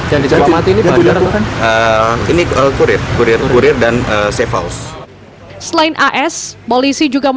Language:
Indonesian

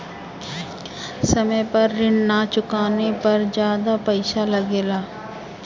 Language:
Bhojpuri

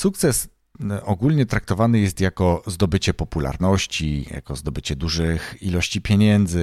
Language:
Polish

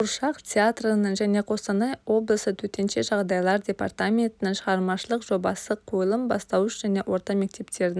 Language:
Kazakh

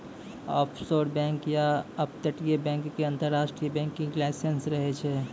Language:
Maithili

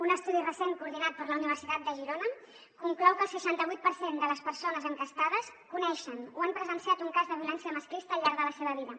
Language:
Catalan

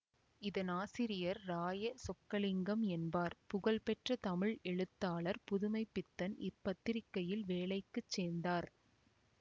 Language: Tamil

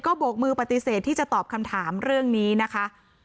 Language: Thai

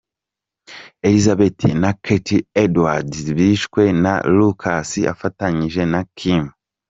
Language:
Kinyarwanda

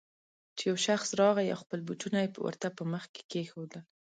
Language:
Pashto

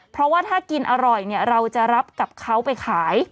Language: Thai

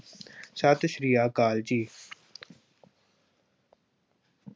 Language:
Punjabi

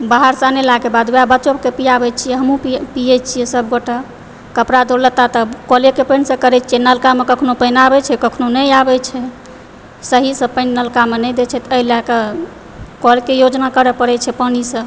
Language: Maithili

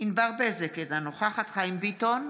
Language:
Hebrew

